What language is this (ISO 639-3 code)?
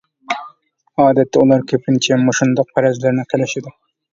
uig